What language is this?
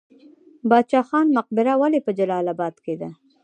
Pashto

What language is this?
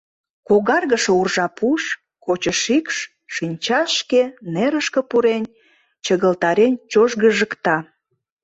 Mari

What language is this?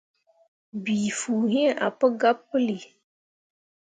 Mundang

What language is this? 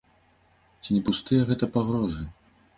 Belarusian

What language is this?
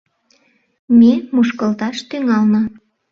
Mari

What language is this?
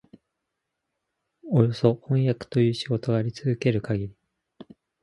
Japanese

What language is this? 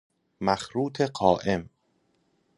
Persian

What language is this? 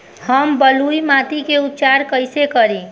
Bhojpuri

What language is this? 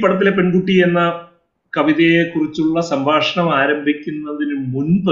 Malayalam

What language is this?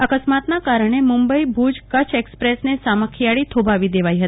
Gujarati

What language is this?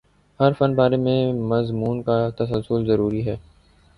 Urdu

